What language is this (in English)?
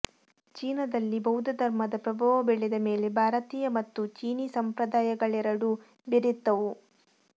Kannada